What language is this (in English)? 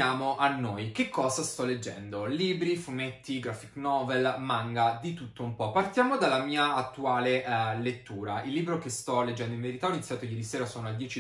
Italian